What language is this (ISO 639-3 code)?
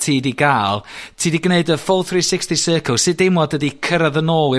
cym